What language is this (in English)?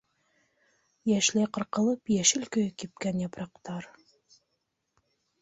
Bashkir